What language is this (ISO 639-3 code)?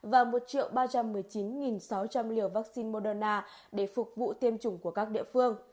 vie